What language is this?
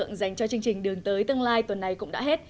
Vietnamese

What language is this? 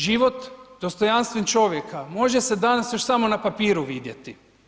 Croatian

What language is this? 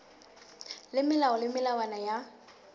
Southern Sotho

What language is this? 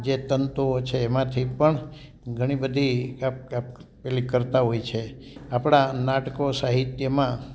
Gujarati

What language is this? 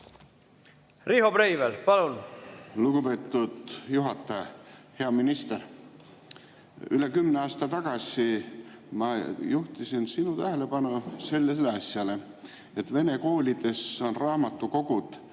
Estonian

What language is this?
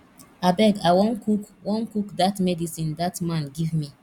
Nigerian Pidgin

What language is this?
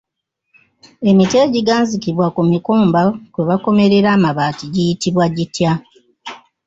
Ganda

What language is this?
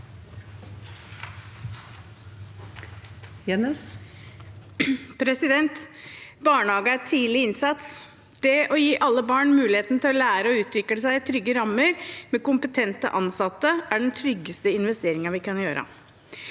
Norwegian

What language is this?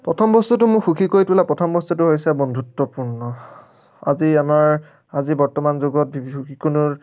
Assamese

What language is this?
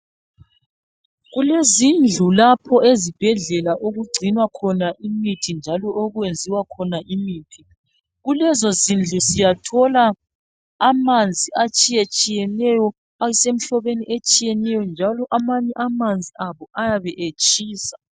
North Ndebele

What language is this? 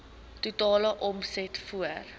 Afrikaans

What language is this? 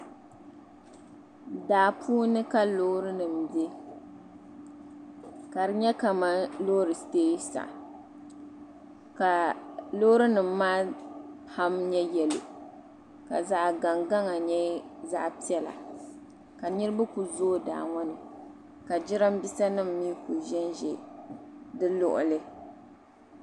Dagbani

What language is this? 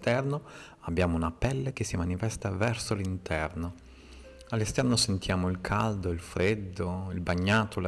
Italian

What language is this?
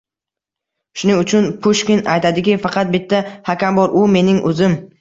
Uzbek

